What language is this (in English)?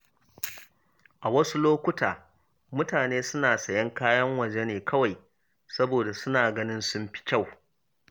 Hausa